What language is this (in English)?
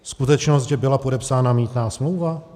Czech